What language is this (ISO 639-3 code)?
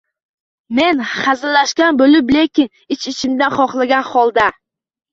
uzb